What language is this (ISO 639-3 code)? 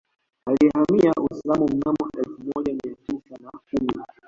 swa